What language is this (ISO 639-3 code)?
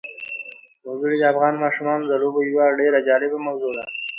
pus